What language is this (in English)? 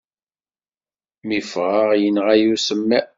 Kabyle